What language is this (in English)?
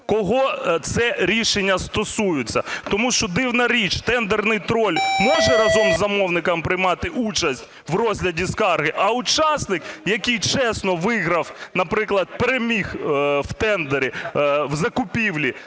Ukrainian